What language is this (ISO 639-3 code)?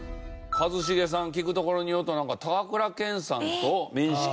jpn